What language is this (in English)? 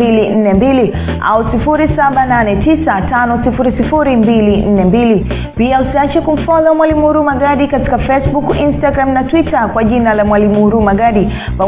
Swahili